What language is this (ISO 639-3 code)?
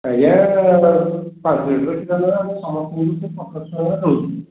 ori